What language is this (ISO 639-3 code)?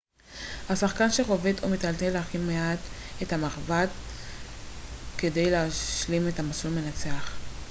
heb